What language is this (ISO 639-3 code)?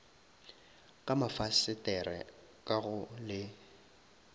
nso